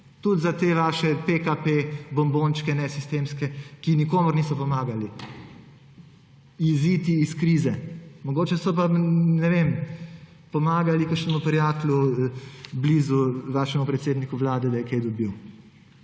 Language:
Slovenian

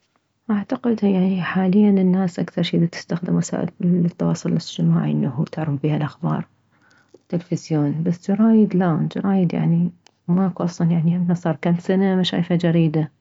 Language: Mesopotamian Arabic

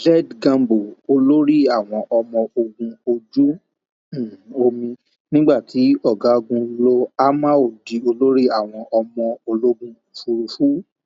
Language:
Yoruba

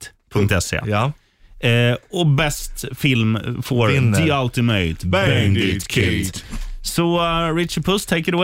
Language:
Swedish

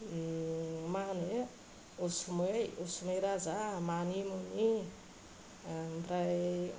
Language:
Bodo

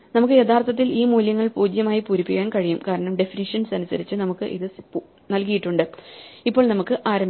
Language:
Malayalam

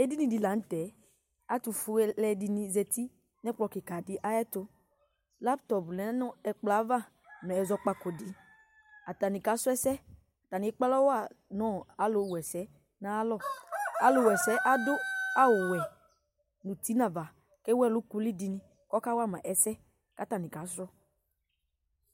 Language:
Ikposo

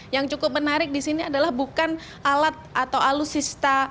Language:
Indonesian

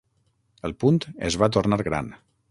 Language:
Catalan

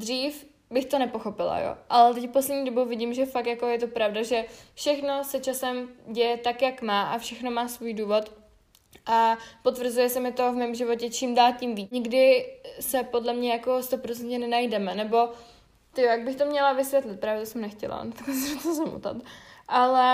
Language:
Czech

